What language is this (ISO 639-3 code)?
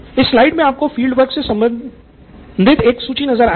hin